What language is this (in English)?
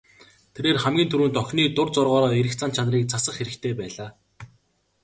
Mongolian